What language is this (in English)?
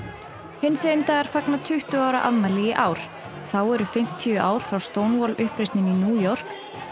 Icelandic